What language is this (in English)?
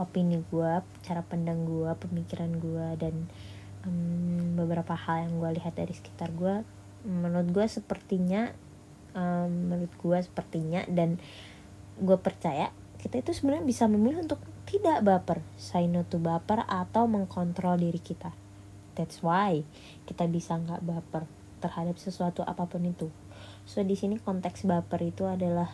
Indonesian